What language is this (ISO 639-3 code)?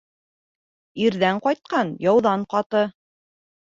bak